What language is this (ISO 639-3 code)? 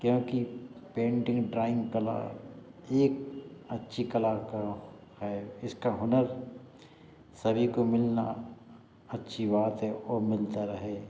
hin